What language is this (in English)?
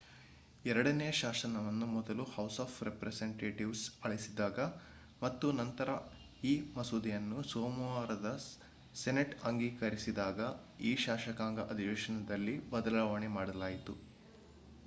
Kannada